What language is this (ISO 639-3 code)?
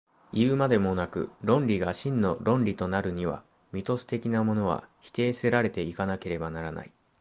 jpn